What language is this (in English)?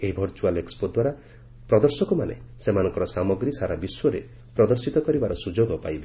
Odia